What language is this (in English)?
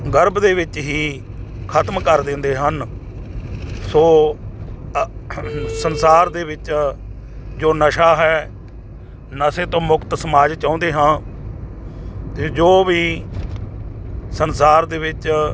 Punjabi